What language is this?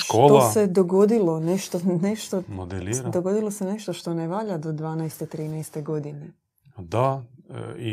Croatian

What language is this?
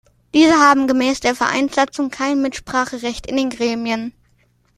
German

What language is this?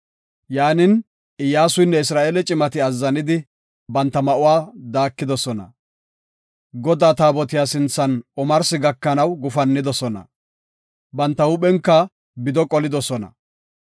Gofa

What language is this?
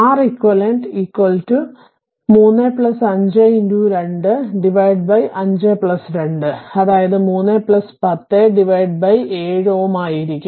Malayalam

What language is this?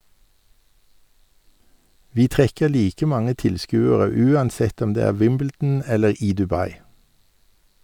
Norwegian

